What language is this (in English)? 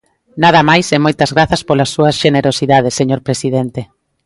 Galician